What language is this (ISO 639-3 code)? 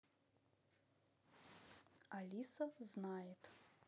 rus